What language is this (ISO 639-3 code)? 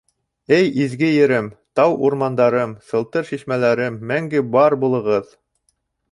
bak